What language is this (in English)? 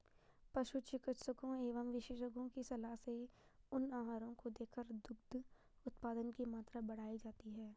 Hindi